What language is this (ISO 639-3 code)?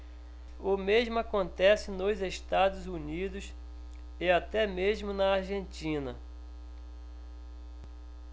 por